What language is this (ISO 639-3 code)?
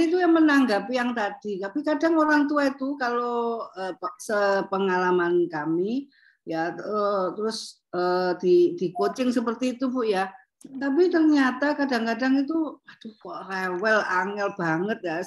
ind